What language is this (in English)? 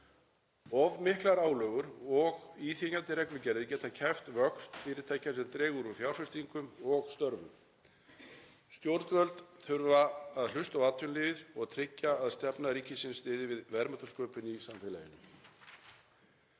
Icelandic